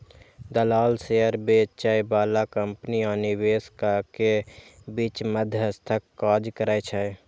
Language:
Maithili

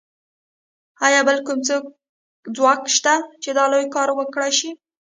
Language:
Pashto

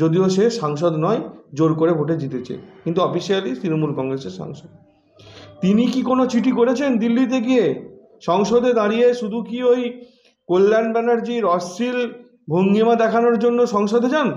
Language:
Bangla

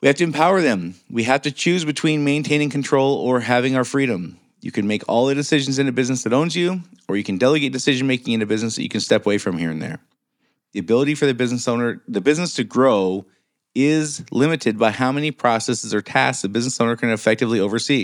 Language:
English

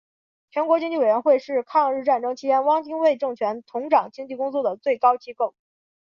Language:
Chinese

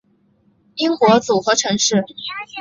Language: Chinese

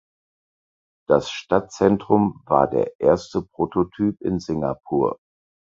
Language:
German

